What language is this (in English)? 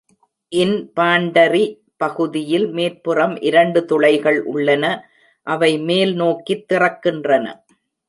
Tamil